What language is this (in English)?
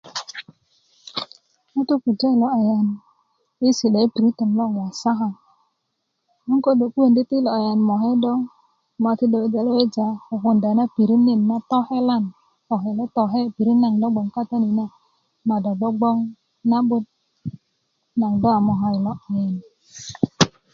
Kuku